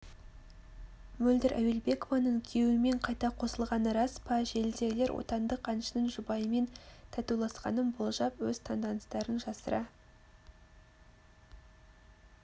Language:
Kazakh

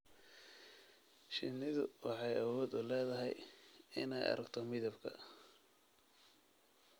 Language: Somali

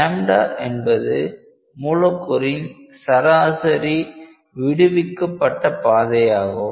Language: Tamil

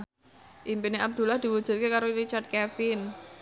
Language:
Javanese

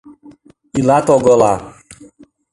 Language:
Mari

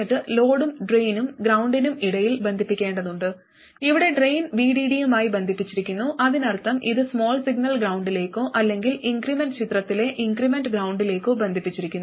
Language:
Malayalam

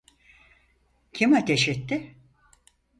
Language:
Turkish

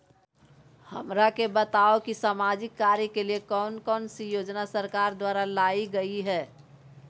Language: Magahi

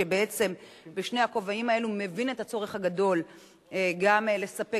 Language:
Hebrew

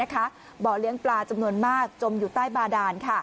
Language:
Thai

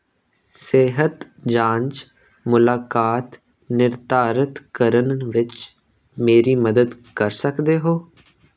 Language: Punjabi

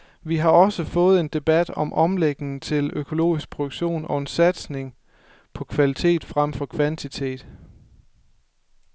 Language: Danish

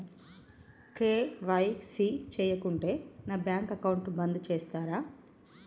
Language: Telugu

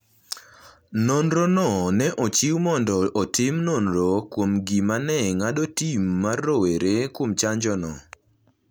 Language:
Luo (Kenya and Tanzania)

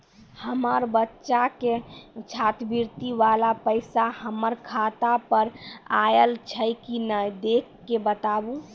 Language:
Maithili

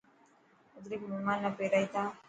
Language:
Dhatki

